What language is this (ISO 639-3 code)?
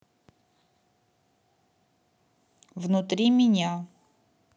rus